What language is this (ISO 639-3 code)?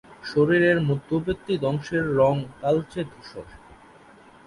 ben